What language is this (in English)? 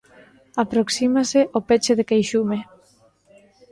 Galician